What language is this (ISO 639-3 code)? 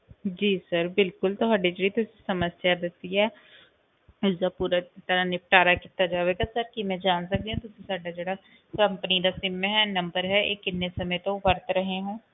pan